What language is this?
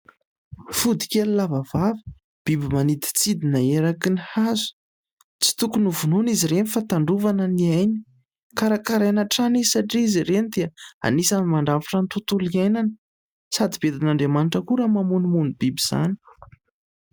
Malagasy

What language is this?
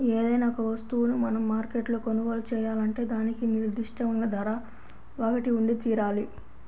Telugu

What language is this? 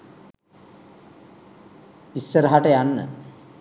Sinhala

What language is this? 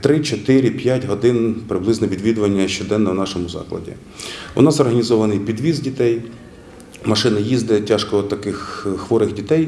Ukrainian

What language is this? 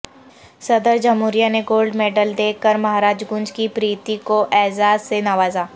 Urdu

